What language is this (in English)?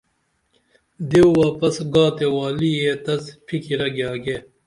Dameli